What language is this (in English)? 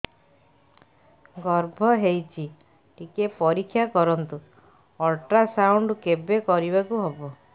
Odia